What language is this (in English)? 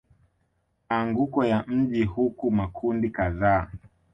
Swahili